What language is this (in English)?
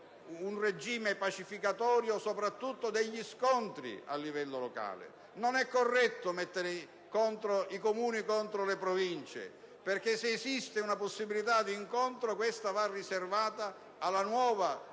Italian